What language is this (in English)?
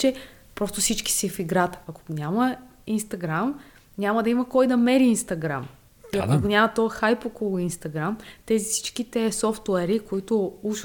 Bulgarian